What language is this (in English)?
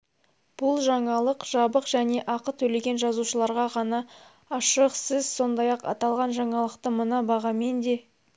Kazakh